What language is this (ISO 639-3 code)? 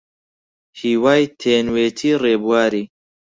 ckb